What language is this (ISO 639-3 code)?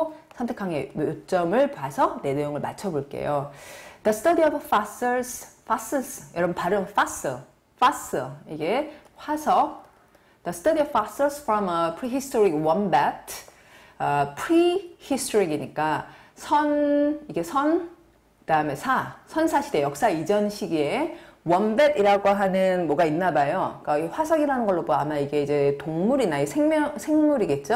kor